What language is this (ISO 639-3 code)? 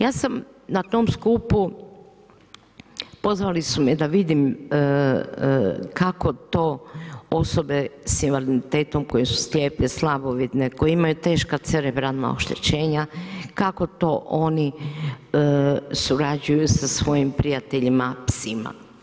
hrv